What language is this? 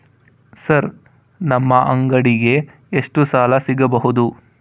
Kannada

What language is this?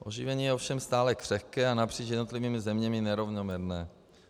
Czech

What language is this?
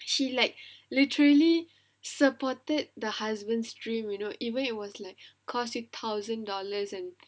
English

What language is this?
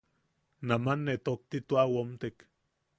Yaqui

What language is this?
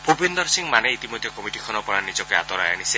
Assamese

